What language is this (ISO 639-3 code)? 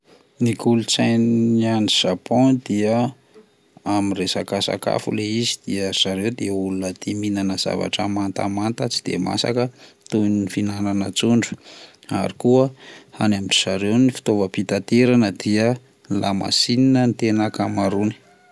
mlg